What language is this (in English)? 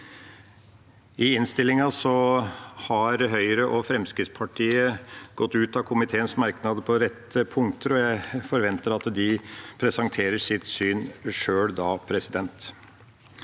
Norwegian